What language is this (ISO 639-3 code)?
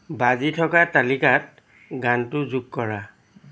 asm